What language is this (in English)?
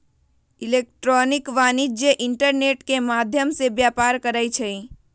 Magahi